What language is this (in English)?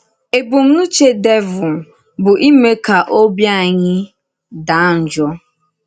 Igbo